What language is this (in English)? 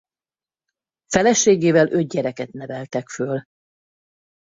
Hungarian